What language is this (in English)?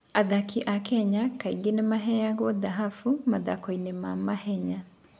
Kikuyu